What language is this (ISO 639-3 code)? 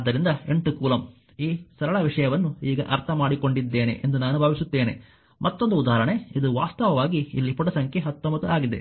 kan